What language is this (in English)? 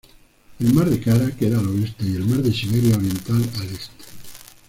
Spanish